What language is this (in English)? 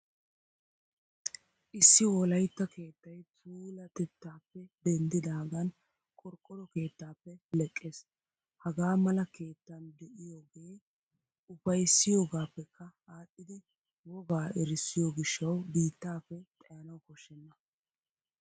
Wolaytta